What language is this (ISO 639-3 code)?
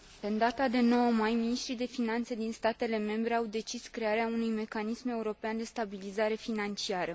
ron